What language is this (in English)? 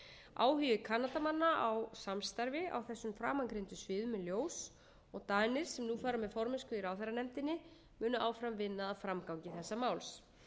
Icelandic